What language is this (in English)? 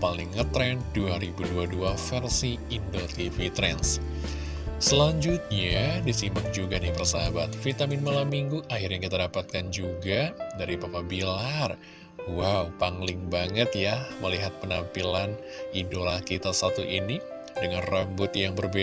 Indonesian